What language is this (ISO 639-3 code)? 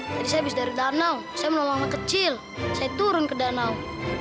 ind